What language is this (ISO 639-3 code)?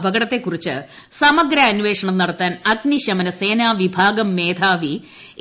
mal